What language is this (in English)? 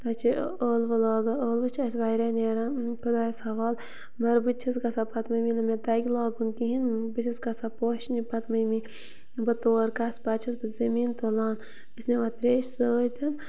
Kashmiri